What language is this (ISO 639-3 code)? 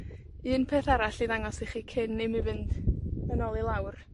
cym